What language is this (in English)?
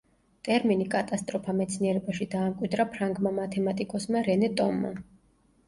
Georgian